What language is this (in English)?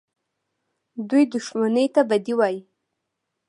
Pashto